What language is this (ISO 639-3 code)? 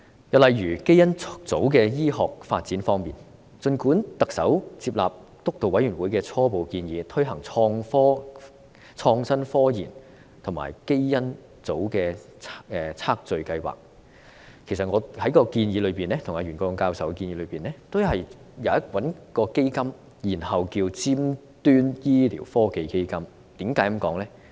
yue